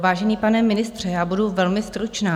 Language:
Czech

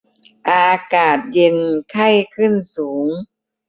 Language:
Thai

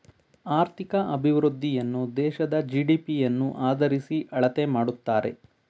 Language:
Kannada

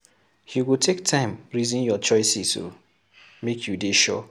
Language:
Nigerian Pidgin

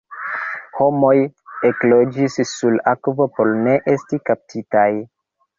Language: Esperanto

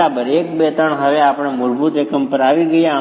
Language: Gujarati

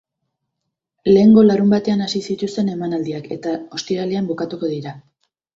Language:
Basque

